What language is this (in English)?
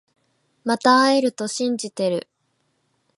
Japanese